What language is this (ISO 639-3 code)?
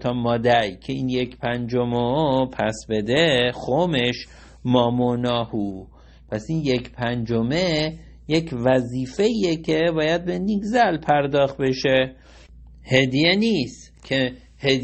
fas